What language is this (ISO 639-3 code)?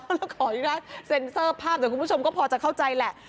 tha